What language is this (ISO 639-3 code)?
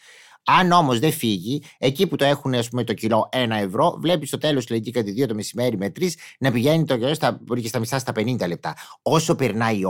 ell